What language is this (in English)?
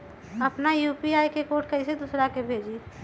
Magahi